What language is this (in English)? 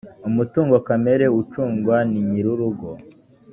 Kinyarwanda